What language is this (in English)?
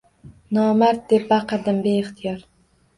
Uzbek